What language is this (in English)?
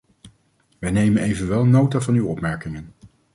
Dutch